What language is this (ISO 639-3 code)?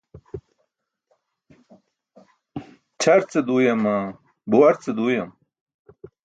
bsk